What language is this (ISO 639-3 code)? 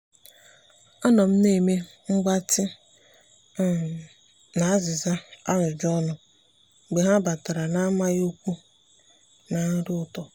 ibo